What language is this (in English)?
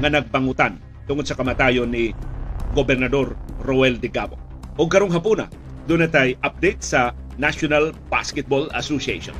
Filipino